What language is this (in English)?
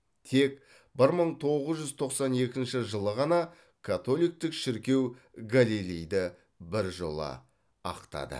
Kazakh